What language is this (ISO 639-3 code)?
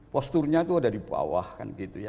ind